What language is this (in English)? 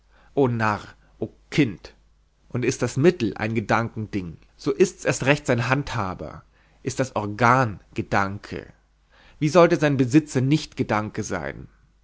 German